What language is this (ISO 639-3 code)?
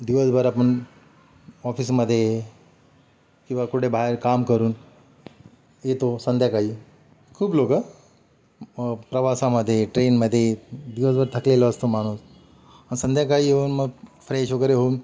mar